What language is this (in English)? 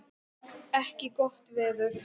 Icelandic